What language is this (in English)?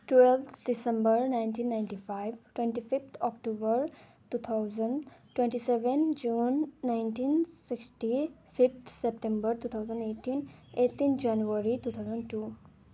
Nepali